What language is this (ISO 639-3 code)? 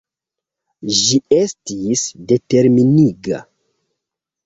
epo